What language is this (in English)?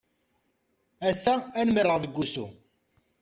Kabyle